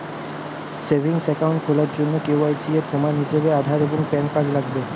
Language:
Bangla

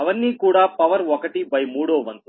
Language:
Telugu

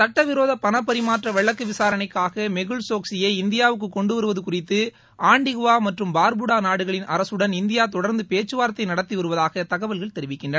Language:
Tamil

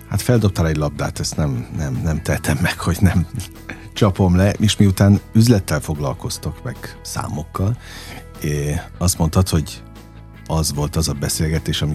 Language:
Hungarian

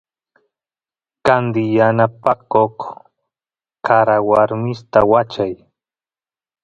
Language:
Santiago del Estero Quichua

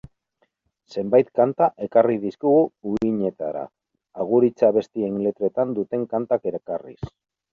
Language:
Basque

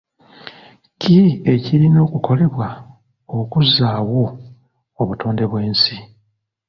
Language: Ganda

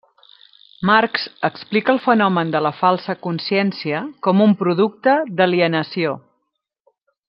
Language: Catalan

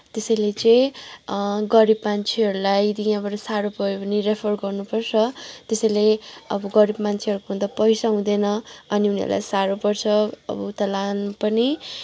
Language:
Nepali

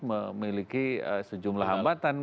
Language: Indonesian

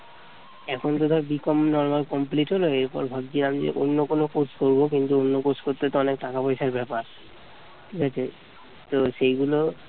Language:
Bangla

